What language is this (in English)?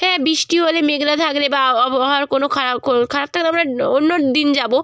Bangla